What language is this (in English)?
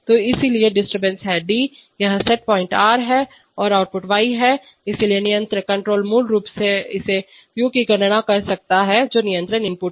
Hindi